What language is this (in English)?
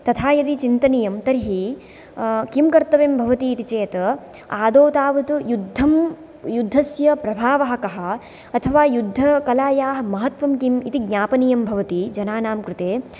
Sanskrit